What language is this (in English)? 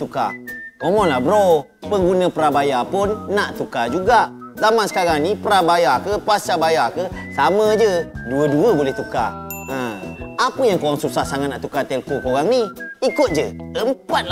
Malay